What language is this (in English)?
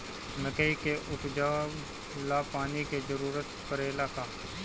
Bhojpuri